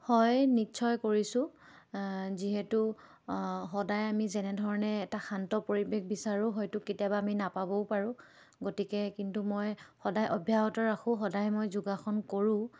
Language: Assamese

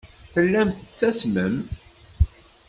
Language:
Kabyle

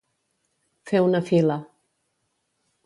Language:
Catalan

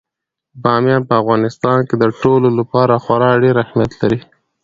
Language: Pashto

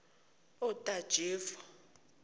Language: Zulu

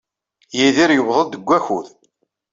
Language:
Kabyle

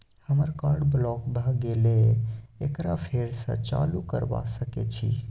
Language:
Maithili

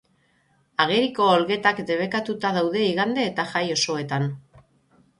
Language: Basque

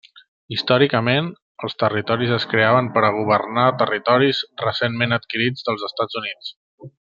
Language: Catalan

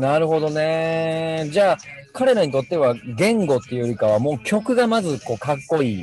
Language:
Japanese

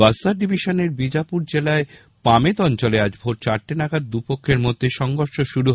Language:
Bangla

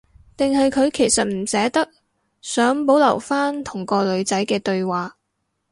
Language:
Cantonese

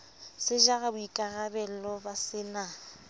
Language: Southern Sotho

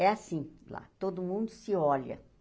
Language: Portuguese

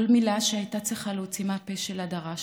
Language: Hebrew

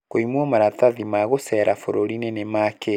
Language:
Kikuyu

